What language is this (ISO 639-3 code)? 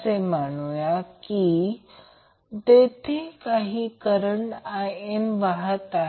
mar